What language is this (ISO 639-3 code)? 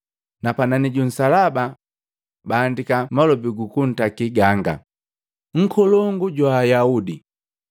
mgv